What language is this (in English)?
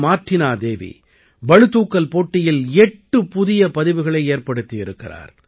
Tamil